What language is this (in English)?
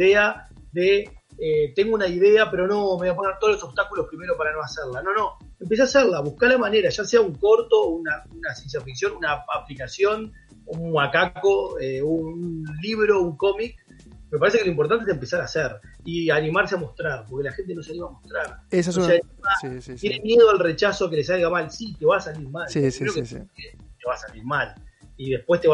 Spanish